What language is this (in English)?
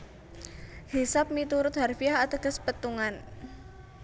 Javanese